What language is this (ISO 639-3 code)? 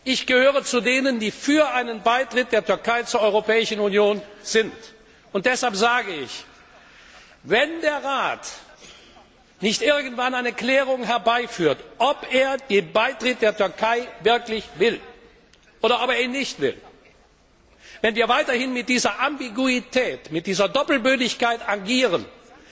deu